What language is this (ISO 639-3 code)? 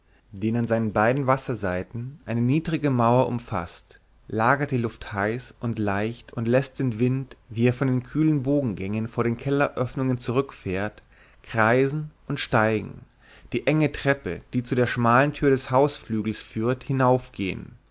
deu